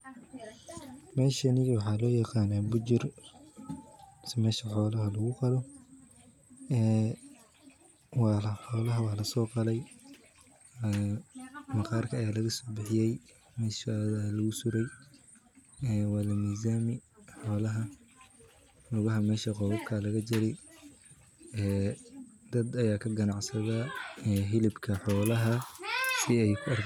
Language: Somali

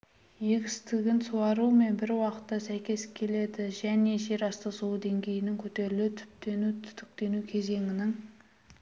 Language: Kazakh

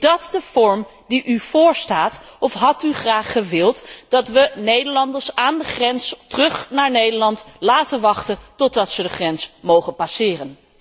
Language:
Dutch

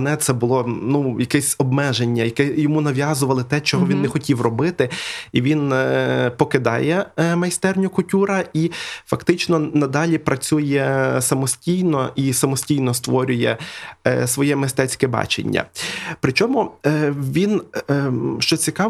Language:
Ukrainian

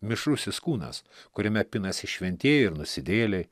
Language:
Lithuanian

